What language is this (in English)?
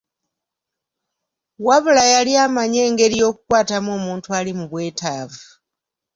Ganda